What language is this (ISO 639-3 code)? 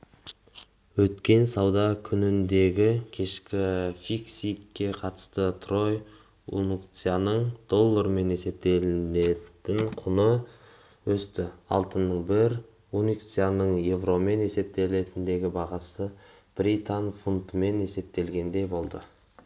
kaz